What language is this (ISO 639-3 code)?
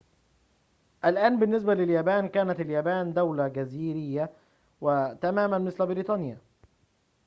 ara